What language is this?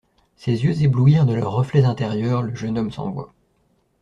French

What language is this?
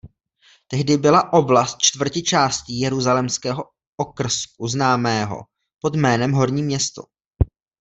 Czech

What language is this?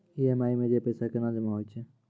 Maithili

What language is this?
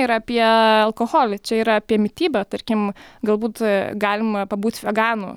Lithuanian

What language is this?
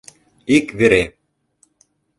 Mari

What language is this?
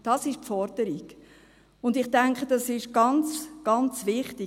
Swiss German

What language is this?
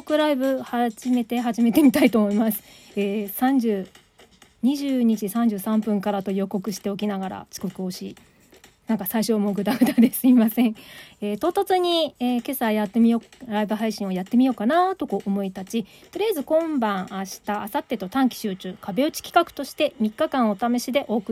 Japanese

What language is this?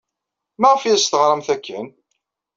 Kabyle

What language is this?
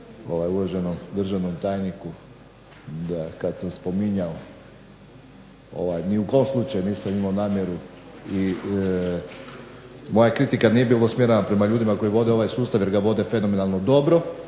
Croatian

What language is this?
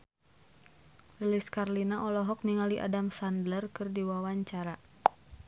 Sundanese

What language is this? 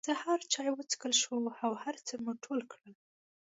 Pashto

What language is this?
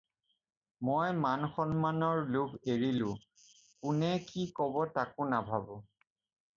Assamese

